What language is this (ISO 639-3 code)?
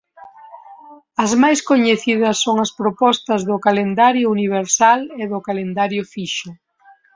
glg